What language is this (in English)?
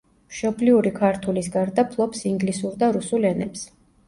Georgian